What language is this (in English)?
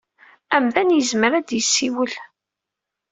Kabyle